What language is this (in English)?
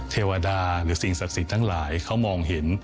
Thai